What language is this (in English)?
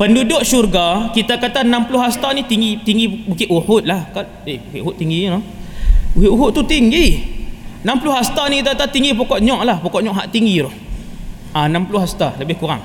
Malay